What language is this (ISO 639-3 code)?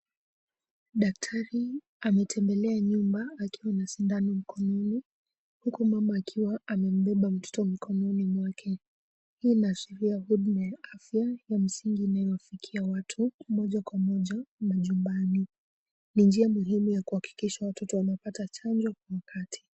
swa